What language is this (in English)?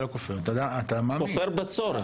Hebrew